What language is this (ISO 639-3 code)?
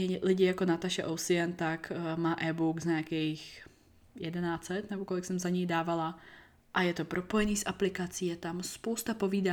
ces